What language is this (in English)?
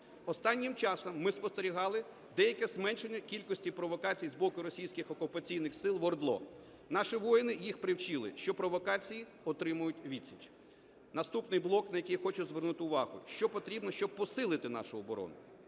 Ukrainian